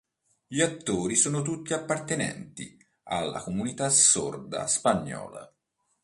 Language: Italian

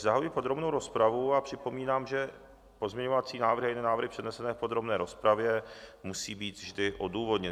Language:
Czech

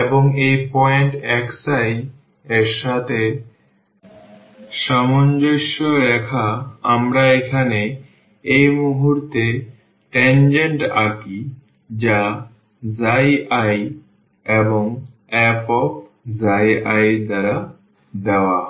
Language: Bangla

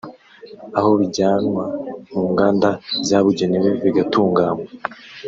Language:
Kinyarwanda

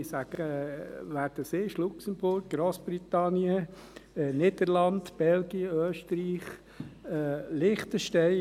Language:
Swiss German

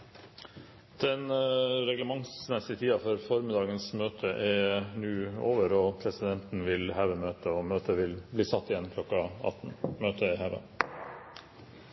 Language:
Norwegian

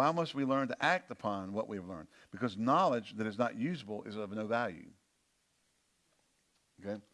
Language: English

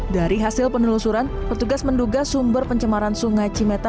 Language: Indonesian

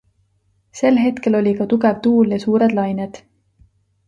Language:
Estonian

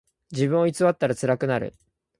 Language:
Japanese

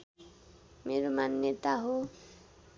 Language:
Nepali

